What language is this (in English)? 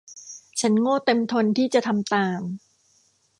Thai